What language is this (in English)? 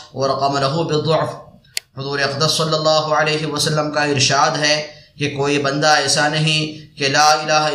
Arabic